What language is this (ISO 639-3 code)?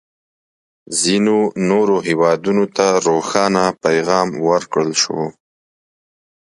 pus